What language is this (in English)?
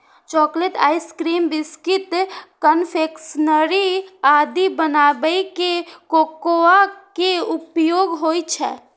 Maithili